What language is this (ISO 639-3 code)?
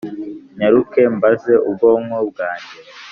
kin